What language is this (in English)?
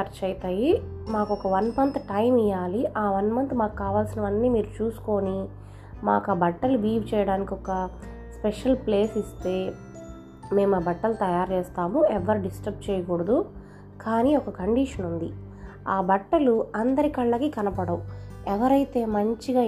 Telugu